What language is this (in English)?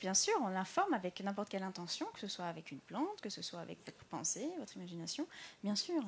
French